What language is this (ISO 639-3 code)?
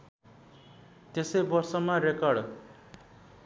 nep